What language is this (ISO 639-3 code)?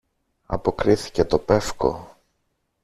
ell